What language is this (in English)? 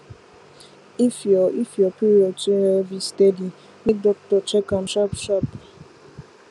Nigerian Pidgin